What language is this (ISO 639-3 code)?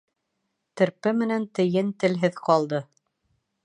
bak